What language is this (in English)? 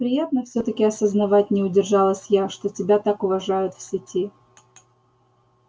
Russian